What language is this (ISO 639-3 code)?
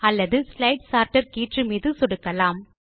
tam